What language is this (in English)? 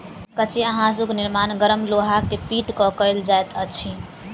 Maithili